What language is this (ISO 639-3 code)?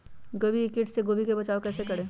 mag